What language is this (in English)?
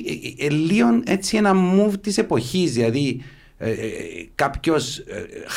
Greek